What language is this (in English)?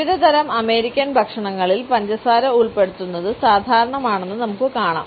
Malayalam